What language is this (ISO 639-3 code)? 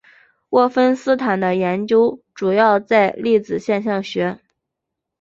zho